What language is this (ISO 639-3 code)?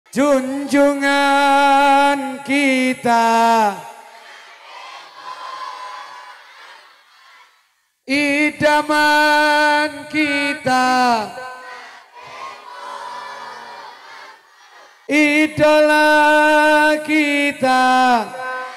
ara